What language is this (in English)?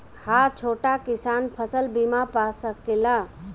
Bhojpuri